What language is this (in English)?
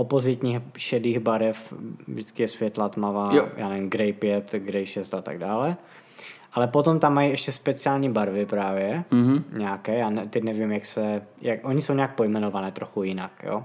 Czech